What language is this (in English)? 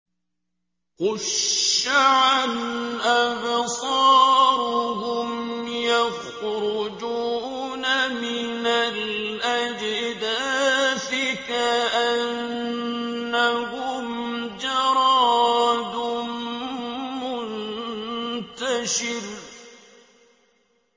Arabic